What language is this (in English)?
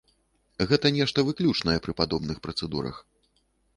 Belarusian